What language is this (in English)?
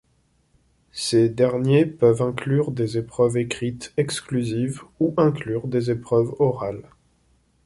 French